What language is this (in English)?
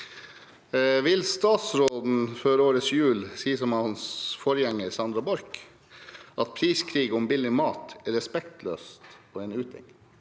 Norwegian